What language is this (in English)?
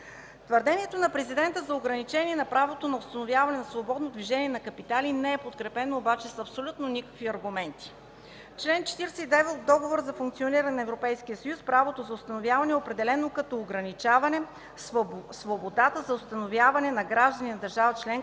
Bulgarian